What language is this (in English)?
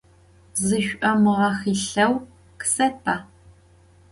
Adyghe